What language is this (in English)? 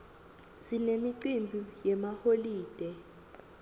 Swati